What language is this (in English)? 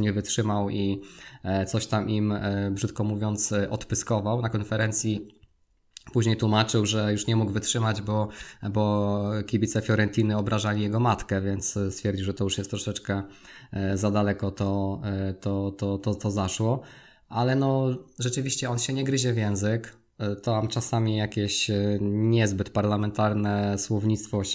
Polish